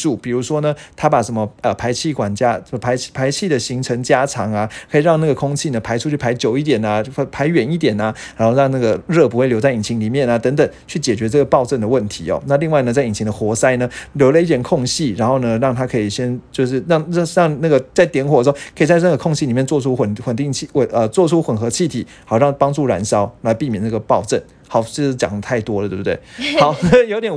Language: Chinese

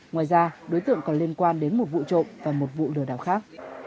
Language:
Vietnamese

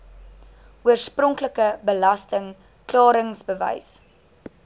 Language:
Afrikaans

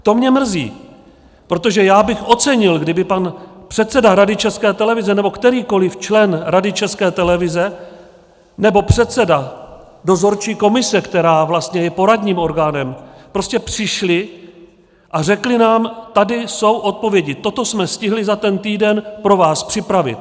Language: Czech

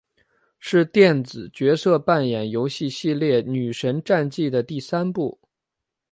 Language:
Chinese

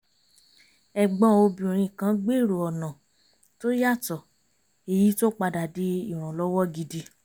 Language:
Yoruba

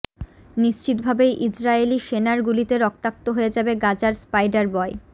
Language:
Bangla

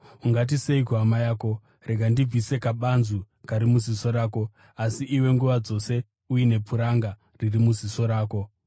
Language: Shona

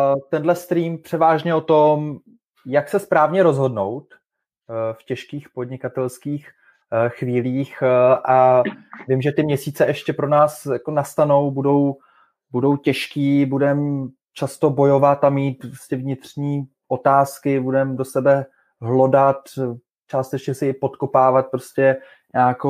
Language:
Czech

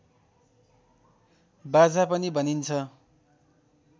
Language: Nepali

